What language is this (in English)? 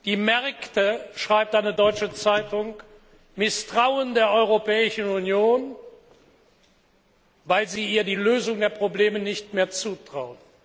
German